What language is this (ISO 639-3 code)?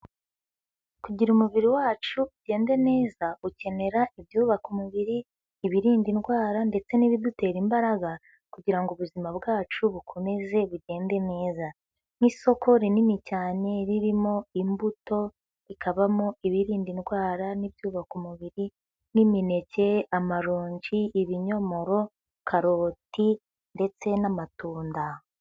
kin